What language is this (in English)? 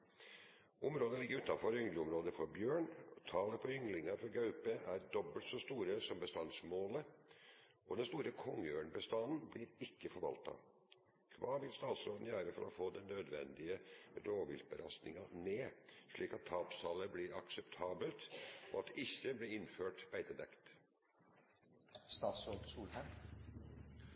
Norwegian Nynorsk